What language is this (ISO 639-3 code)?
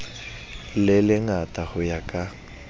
sot